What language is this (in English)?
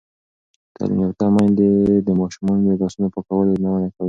Pashto